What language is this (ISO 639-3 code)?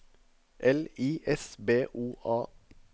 nor